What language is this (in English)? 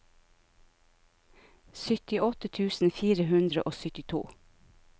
Norwegian